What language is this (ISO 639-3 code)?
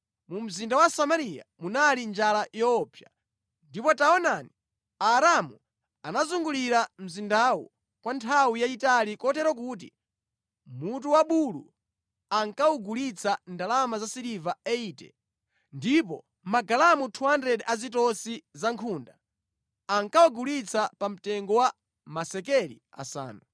nya